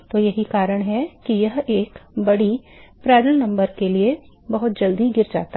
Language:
Hindi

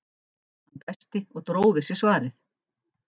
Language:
Icelandic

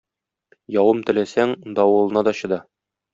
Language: Tatar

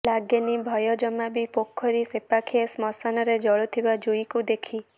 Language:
Odia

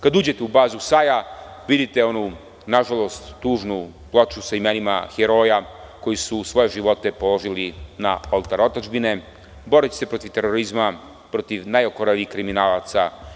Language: Serbian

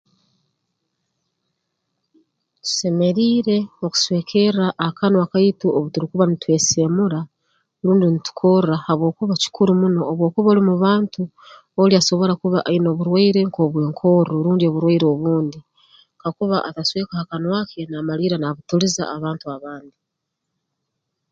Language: Tooro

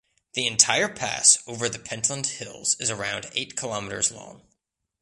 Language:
English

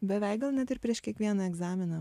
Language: Lithuanian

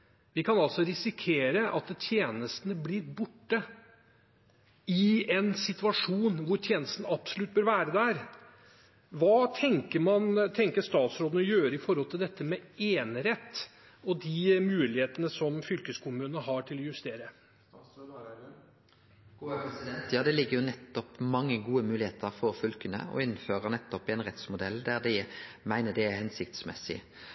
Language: Norwegian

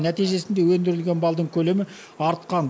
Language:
Kazakh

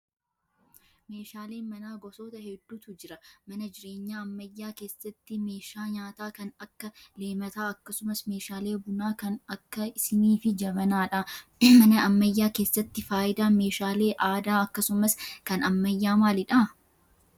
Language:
Oromo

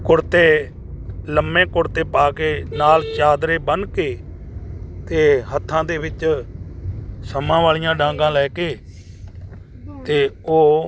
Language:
Punjabi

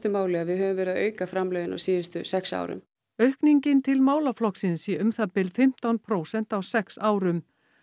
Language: Icelandic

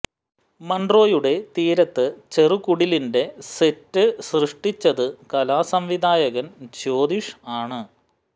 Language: Malayalam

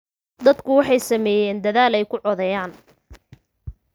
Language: Somali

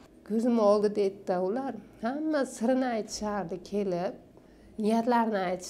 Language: Turkish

